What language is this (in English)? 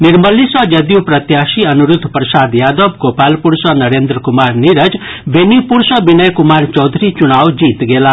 Maithili